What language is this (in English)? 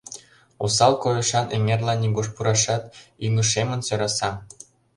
Mari